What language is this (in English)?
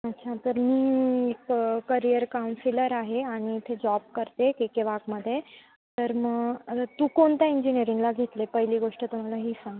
Marathi